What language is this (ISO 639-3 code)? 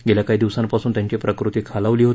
mar